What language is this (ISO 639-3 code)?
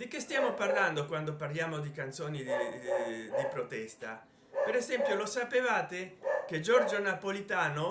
ita